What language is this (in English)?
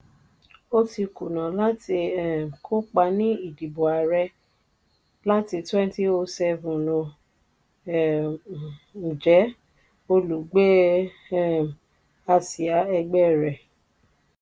Yoruba